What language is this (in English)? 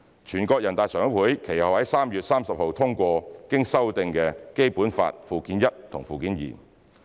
Cantonese